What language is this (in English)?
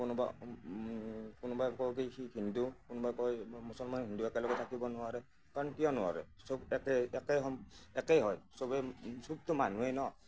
Assamese